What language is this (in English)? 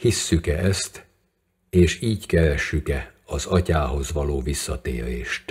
Hungarian